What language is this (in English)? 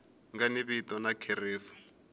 Tsonga